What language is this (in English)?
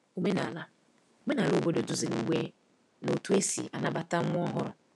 Igbo